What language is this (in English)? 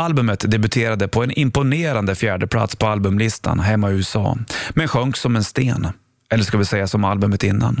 Swedish